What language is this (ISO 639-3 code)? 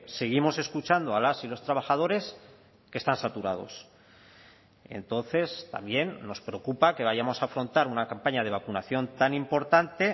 spa